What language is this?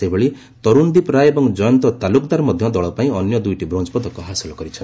Odia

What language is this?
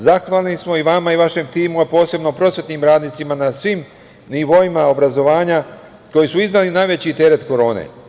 Serbian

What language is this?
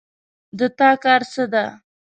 Pashto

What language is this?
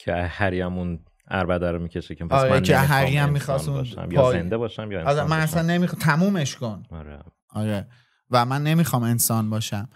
Persian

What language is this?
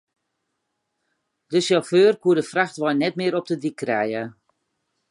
Western Frisian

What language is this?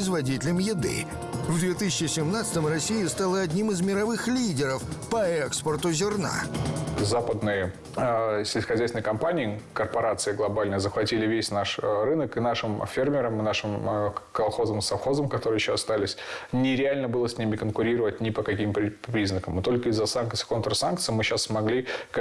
Russian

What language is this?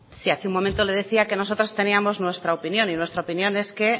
Spanish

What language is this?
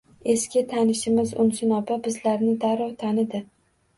Uzbek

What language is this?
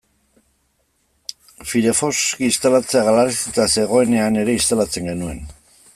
Basque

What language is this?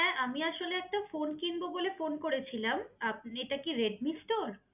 Bangla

